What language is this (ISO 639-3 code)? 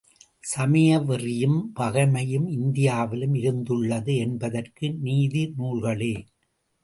tam